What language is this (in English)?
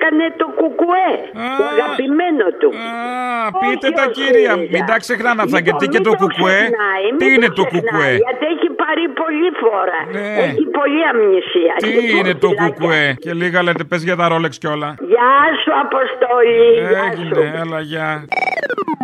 Greek